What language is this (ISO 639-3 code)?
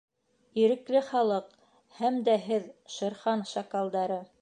bak